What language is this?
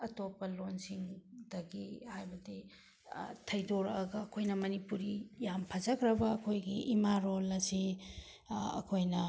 Manipuri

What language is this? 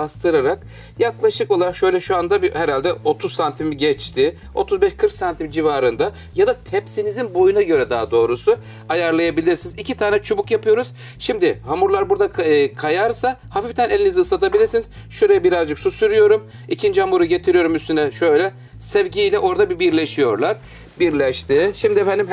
Turkish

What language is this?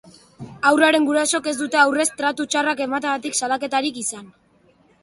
Basque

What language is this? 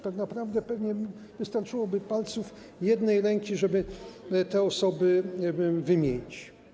Polish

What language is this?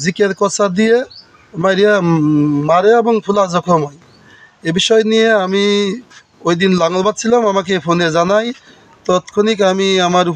Turkish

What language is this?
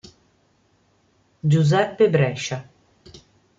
Italian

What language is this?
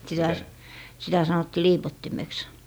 Finnish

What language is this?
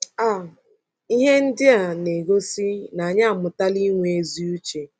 Igbo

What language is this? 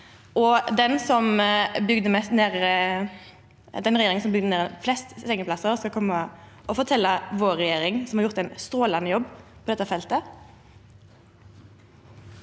Norwegian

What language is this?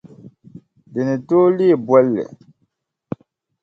Dagbani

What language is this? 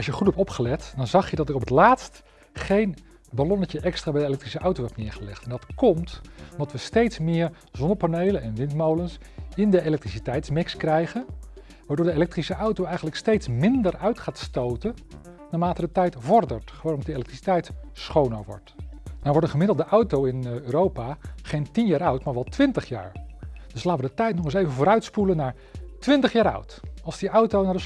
Dutch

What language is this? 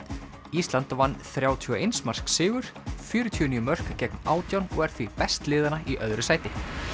Icelandic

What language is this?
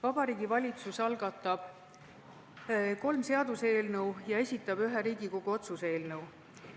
Estonian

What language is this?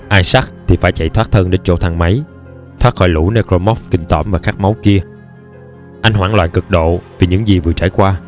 Vietnamese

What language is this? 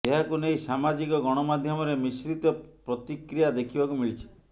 Odia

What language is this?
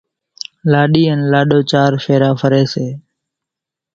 Kachi Koli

